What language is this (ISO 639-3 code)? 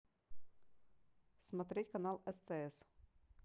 rus